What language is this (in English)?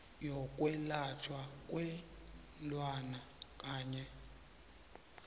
South Ndebele